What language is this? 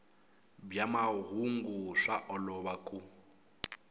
Tsonga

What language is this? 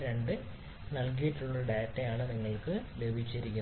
Malayalam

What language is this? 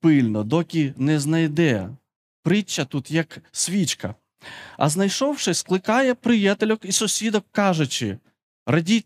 Ukrainian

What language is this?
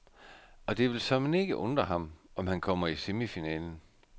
Danish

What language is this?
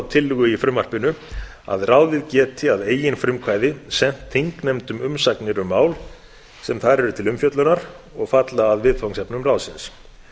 Icelandic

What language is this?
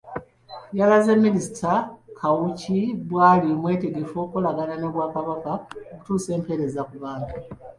Ganda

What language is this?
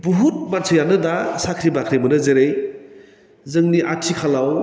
Bodo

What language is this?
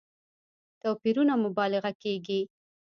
Pashto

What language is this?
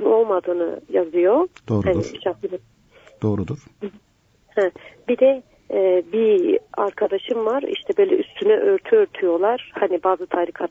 Turkish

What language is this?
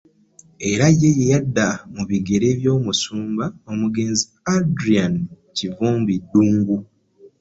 Ganda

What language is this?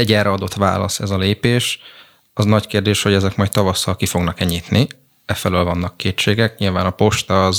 Hungarian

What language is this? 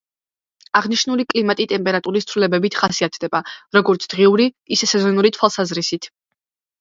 Georgian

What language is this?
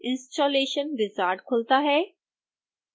Hindi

